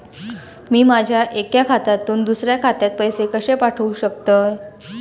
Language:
Marathi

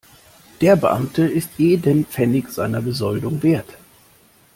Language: German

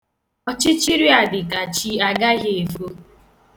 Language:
Igbo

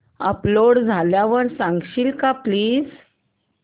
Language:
Marathi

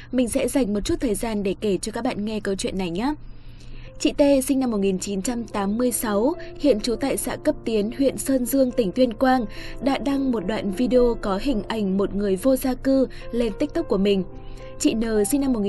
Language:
Vietnamese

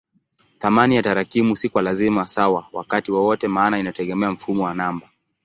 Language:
Swahili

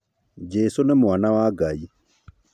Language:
Kikuyu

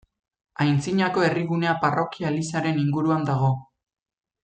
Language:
Basque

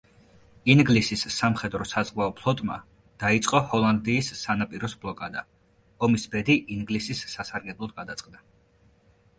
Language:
Georgian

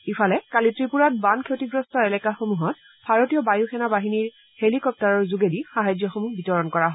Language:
Assamese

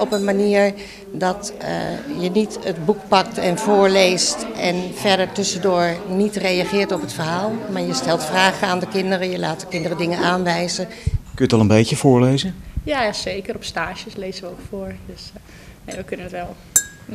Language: Dutch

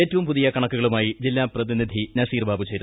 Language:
Malayalam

